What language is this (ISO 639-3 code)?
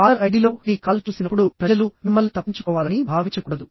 tel